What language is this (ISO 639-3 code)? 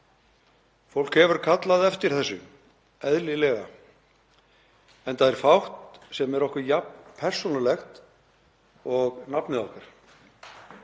isl